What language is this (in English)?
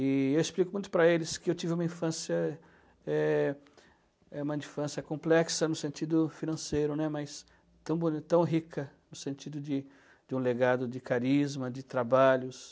Portuguese